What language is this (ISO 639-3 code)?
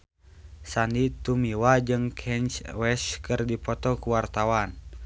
sun